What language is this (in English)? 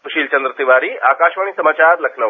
Hindi